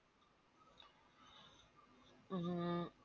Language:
Bangla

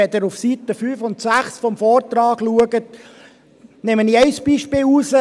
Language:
Swiss German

